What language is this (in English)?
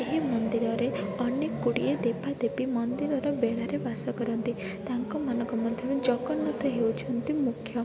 Odia